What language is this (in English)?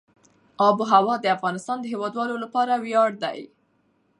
Pashto